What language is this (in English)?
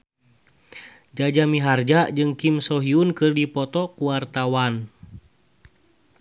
Sundanese